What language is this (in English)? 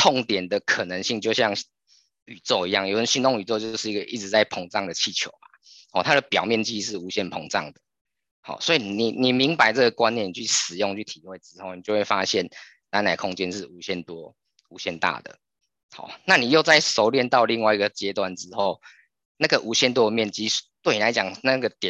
Chinese